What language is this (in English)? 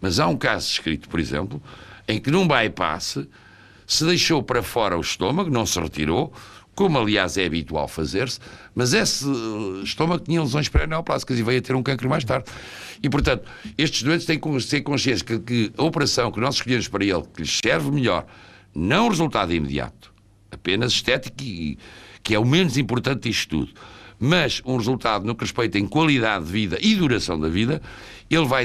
Portuguese